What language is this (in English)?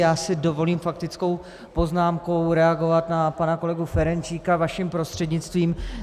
Czech